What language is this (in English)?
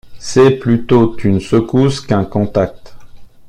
French